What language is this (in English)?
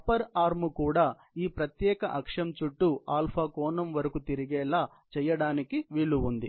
Telugu